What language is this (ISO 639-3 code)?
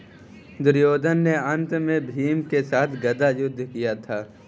hin